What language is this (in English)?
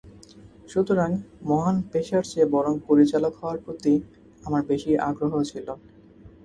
Bangla